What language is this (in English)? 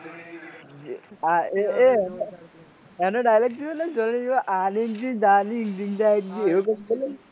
Gujarati